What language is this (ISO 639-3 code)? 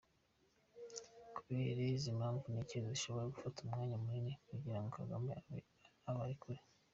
kin